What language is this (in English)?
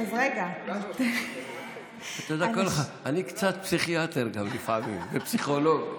Hebrew